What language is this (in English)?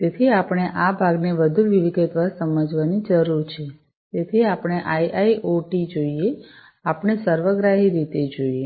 Gujarati